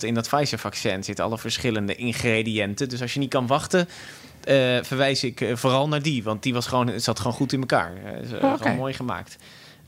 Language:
Dutch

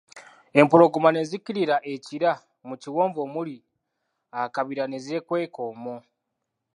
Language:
Ganda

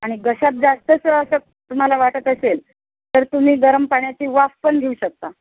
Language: Marathi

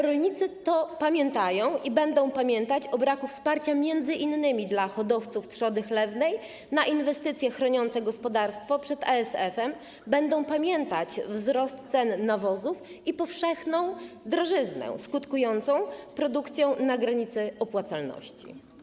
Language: Polish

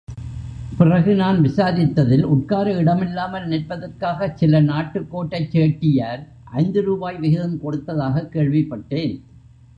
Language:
Tamil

